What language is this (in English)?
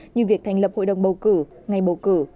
Vietnamese